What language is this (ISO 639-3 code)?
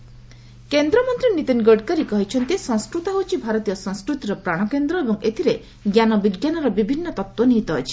ori